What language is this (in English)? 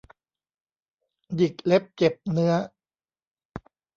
Thai